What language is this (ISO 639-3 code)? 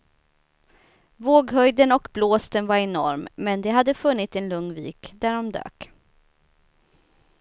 swe